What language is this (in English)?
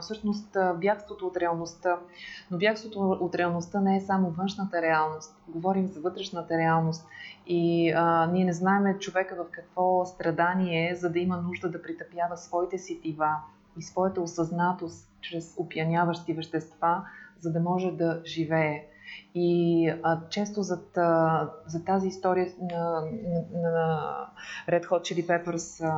Bulgarian